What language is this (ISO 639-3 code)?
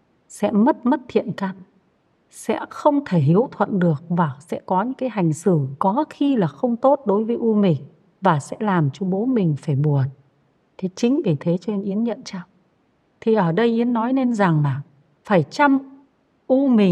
vie